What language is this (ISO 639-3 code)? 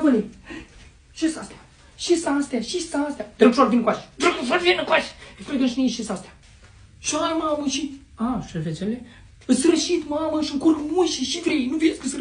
ron